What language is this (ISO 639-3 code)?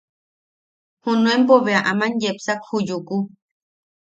yaq